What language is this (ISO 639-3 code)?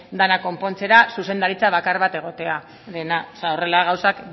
eus